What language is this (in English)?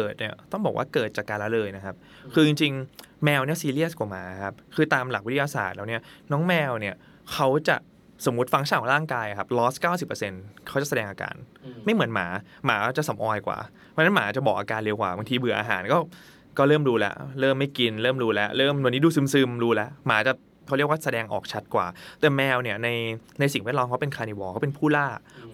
Thai